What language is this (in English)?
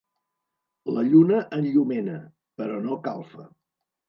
Catalan